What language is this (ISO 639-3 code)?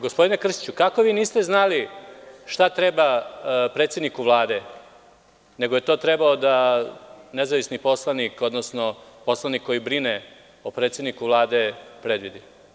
srp